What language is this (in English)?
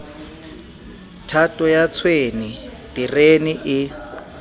Southern Sotho